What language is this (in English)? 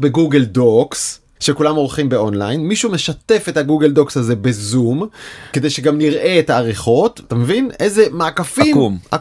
Hebrew